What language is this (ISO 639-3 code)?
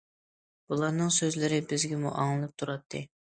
uig